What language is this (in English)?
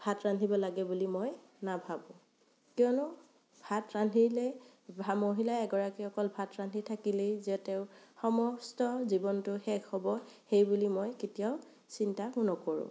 Assamese